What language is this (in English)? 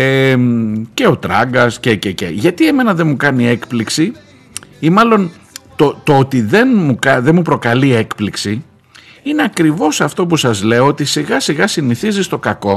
Greek